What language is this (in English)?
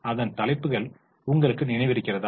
Tamil